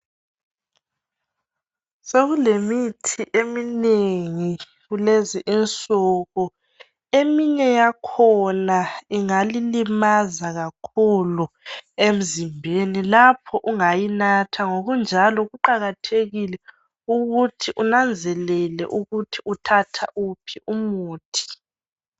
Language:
North Ndebele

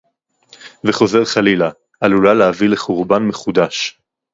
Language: Hebrew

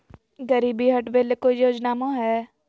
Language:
Magahi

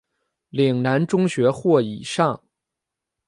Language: Chinese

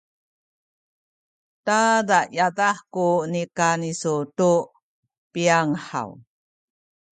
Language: Sakizaya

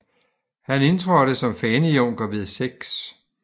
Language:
Danish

